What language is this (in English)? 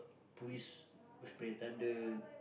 English